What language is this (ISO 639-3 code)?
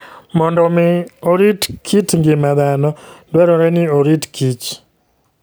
luo